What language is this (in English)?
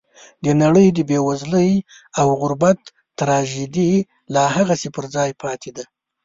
Pashto